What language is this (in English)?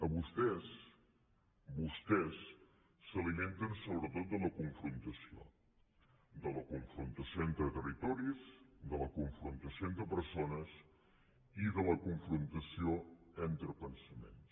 Catalan